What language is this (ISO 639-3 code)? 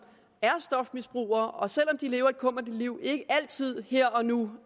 dan